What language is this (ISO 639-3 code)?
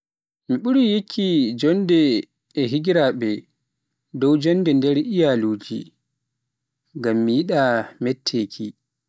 fuf